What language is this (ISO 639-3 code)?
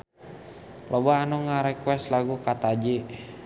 sun